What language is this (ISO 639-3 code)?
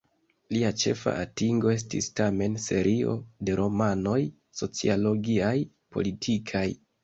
epo